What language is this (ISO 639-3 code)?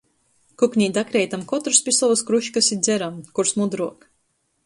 ltg